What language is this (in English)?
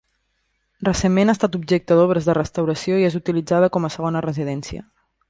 Catalan